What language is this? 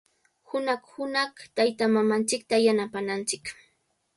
Cajatambo North Lima Quechua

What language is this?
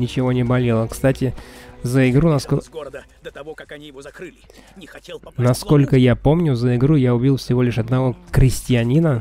Russian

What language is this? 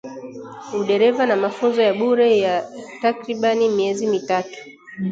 Swahili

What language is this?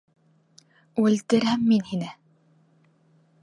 Bashkir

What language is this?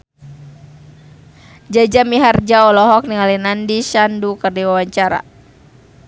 Sundanese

